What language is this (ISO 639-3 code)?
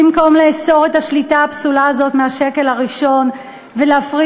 heb